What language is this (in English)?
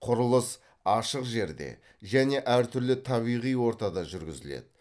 Kazakh